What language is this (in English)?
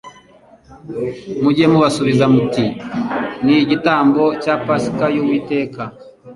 Kinyarwanda